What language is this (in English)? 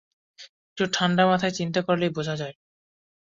Bangla